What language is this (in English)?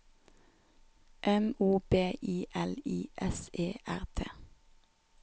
Norwegian